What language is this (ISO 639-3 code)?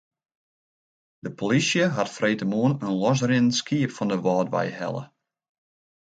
fry